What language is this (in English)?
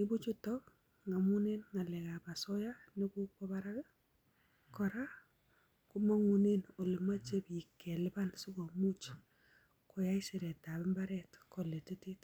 Kalenjin